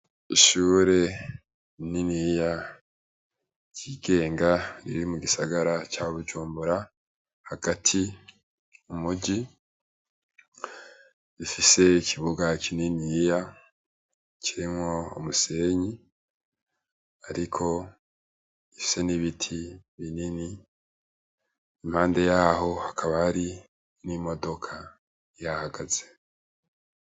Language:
Rundi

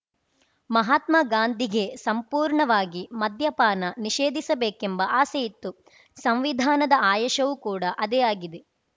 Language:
Kannada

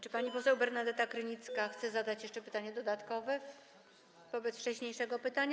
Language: Polish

